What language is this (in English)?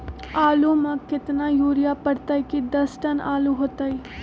Magahi